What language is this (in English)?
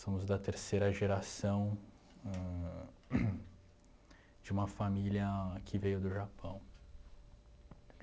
Portuguese